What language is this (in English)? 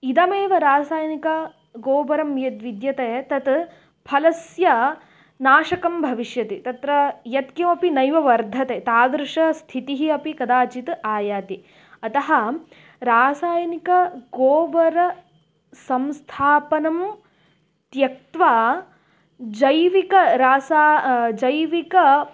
Sanskrit